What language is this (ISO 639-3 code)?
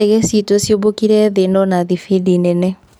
kik